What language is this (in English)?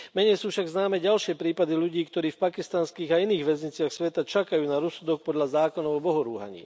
Slovak